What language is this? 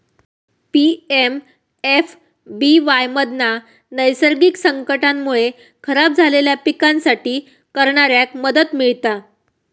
Marathi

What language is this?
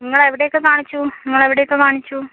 Malayalam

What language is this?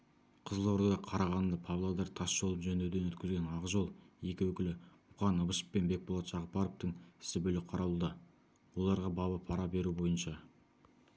Kazakh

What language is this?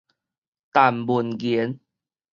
Min Nan Chinese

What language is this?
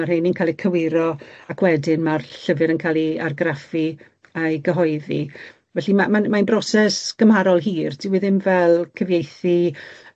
Welsh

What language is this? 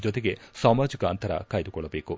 Kannada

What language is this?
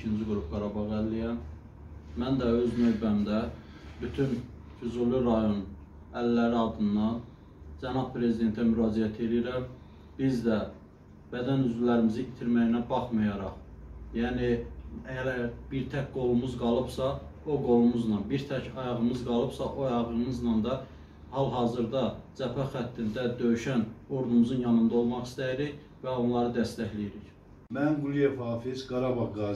Turkish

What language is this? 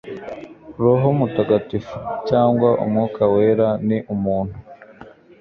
Kinyarwanda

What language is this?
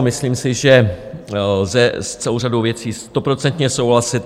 Czech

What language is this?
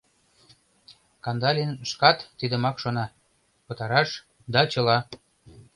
Mari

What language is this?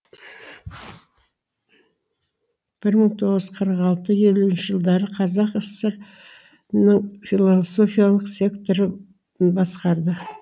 Kazakh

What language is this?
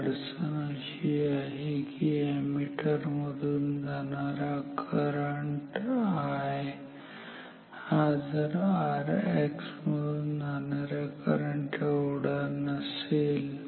Marathi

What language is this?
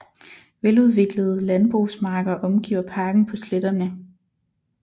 Danish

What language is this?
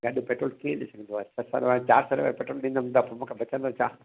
Sindhi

